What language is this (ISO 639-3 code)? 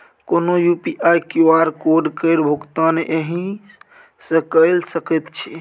mai